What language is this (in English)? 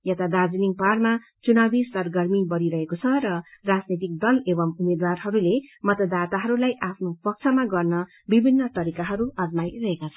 Nepali